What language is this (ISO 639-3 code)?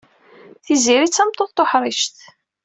kab